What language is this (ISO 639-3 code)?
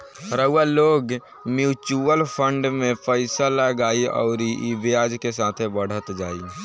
bho